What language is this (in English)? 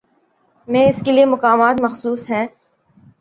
Urdu